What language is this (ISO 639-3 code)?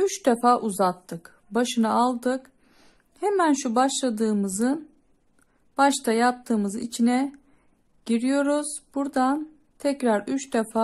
tur